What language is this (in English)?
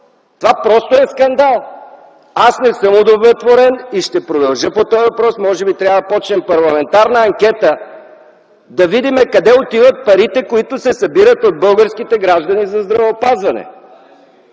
Bulgarian